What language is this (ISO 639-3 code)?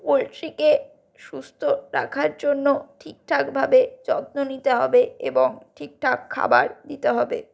ben